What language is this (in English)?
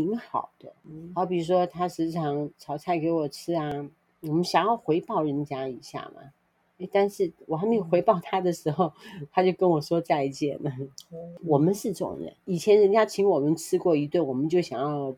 Chinese